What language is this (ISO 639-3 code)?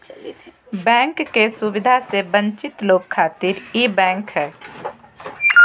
mag